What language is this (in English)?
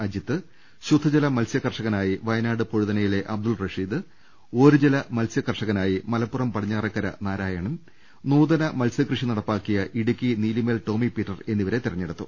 Malayalam